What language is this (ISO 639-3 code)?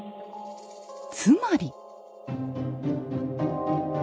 jpn